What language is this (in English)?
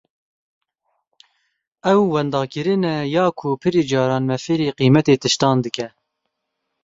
Kurdish